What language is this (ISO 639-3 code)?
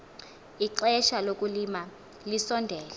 xho